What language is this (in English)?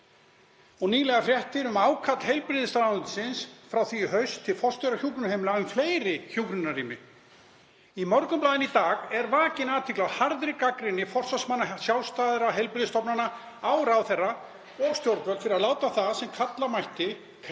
Icelandic